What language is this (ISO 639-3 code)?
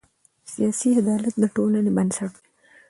pus